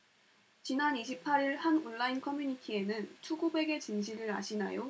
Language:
Korean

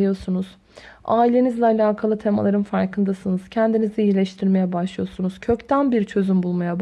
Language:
Turkish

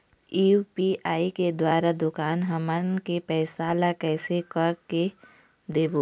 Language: Chhattisgarhi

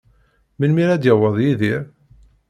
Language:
Kabyle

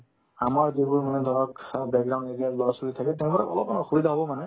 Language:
Assamese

